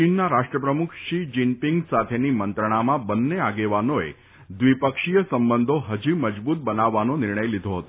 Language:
Gujarati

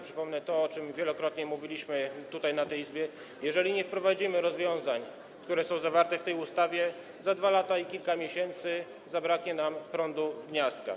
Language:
Polish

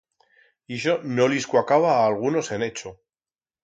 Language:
Aragonese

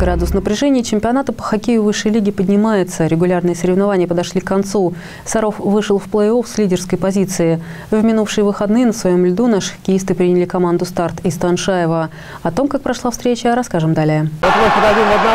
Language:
Russian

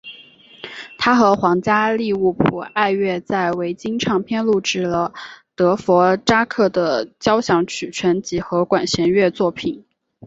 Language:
Chinese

